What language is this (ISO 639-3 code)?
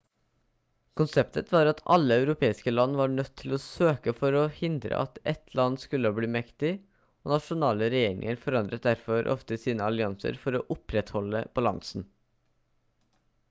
nob